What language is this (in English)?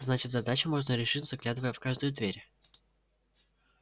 Russian